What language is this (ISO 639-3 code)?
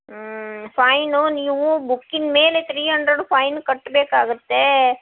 kan